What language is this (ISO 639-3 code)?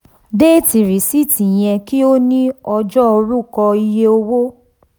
yor